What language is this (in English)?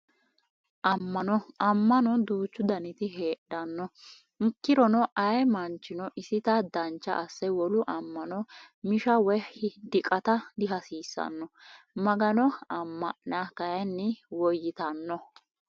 Sidamo